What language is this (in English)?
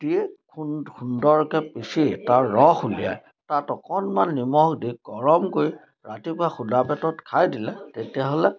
Assamese